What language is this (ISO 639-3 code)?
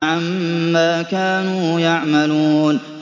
ara